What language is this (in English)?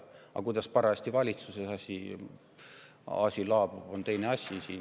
Estonian